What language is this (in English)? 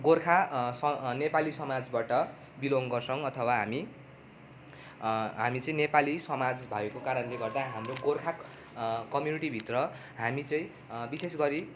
Nepali